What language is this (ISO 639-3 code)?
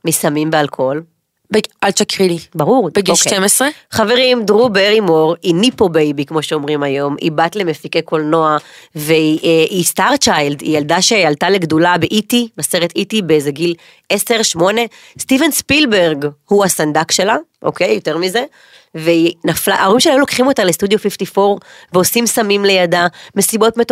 heb